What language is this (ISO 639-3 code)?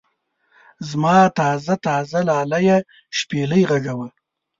pus